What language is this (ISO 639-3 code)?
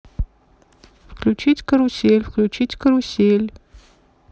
rus